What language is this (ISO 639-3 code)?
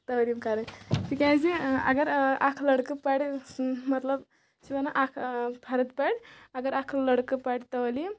kas